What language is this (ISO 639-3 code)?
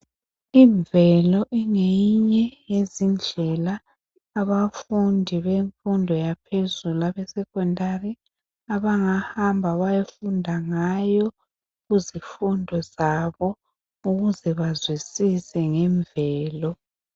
nde